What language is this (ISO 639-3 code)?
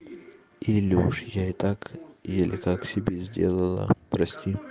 rus